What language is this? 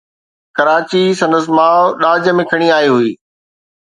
Sindhi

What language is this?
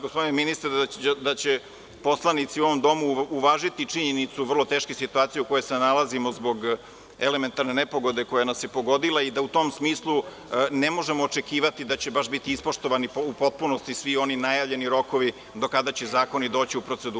Serbian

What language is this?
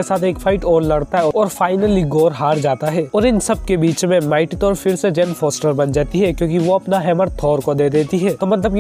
Hindi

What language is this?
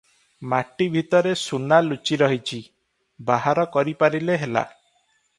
Odia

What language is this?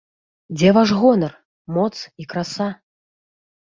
Belarusian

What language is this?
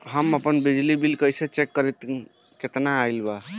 Bhojpuri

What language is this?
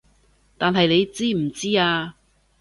Cantonese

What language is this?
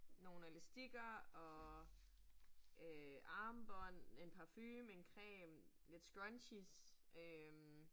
Danish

